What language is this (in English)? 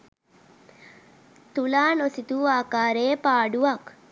Sinhala